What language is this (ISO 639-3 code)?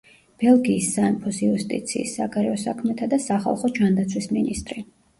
kat